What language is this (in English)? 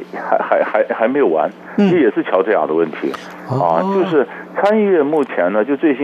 Chinese